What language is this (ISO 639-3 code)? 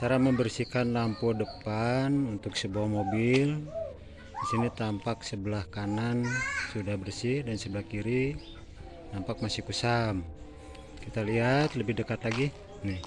ind